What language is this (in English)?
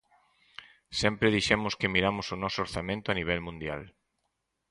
Galician